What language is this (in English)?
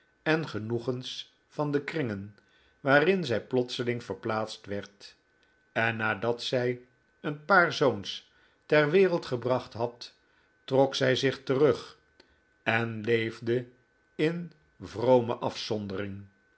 Dutch